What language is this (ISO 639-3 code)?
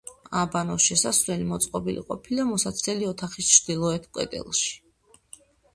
kat